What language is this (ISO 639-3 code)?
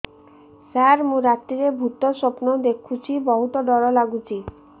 ori